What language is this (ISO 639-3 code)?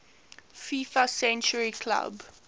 eng